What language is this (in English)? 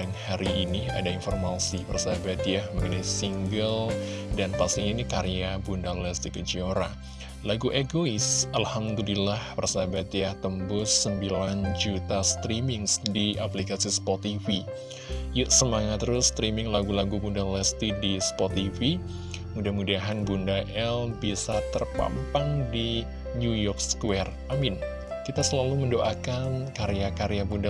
Indonesian